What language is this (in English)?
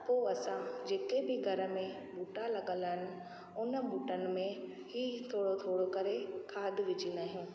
Sindhi